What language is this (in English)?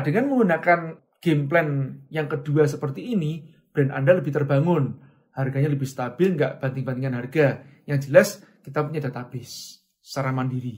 Indonesian